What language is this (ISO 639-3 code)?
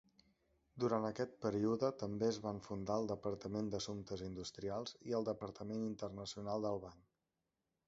cat